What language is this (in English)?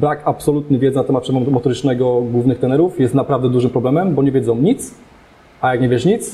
Polish